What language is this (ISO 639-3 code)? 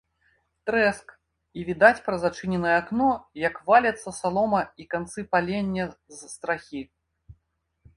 bel